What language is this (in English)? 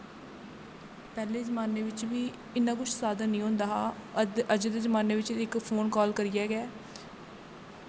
Dogri